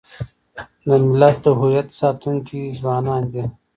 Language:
Pashto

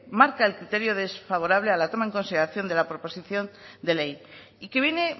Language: Spanish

